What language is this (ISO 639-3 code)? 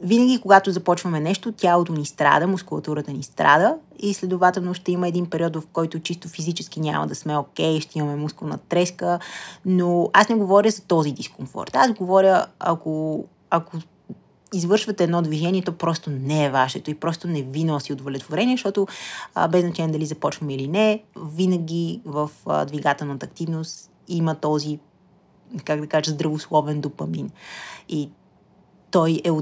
bul